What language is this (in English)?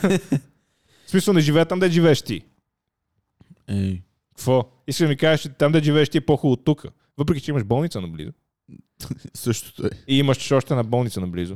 Bulgarian